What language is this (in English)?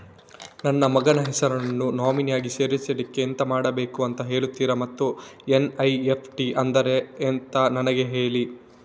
Kannada